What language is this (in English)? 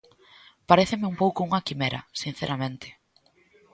Galician